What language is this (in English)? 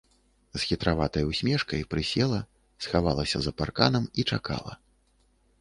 Belarusian